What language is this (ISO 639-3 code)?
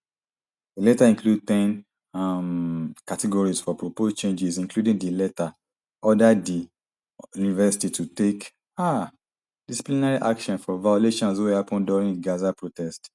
pcm